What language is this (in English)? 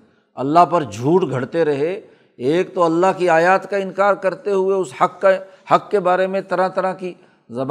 Urdu